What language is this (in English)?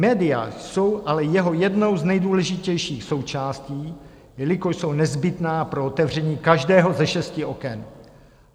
Czech